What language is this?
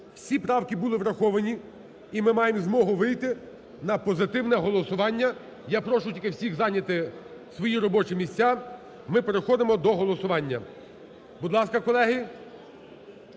Ukrainian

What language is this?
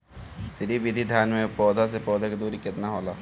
Bhojpuri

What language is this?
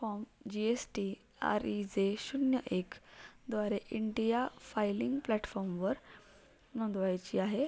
Marathi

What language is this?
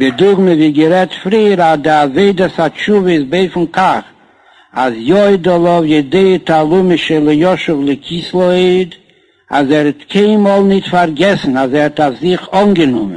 Hebrew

